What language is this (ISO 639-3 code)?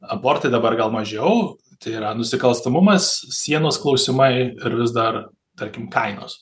lit